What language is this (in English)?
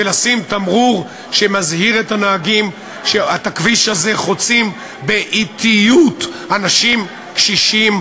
Hebrew